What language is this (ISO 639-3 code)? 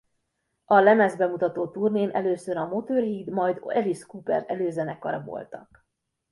hun